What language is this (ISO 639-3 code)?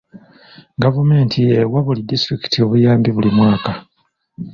lug